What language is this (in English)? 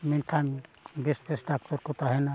Santali